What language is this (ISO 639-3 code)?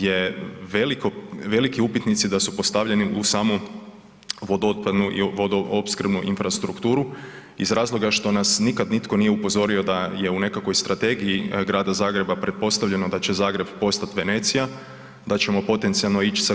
hrv